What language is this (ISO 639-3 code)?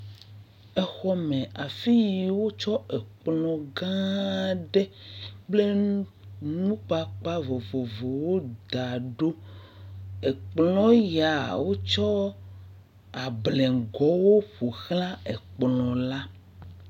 ewe